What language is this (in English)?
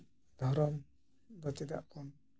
Santali